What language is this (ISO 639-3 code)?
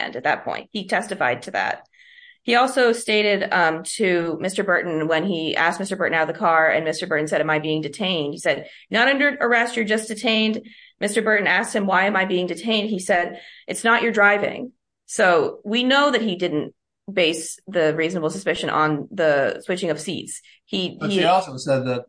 eng